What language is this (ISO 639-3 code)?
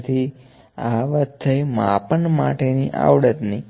guj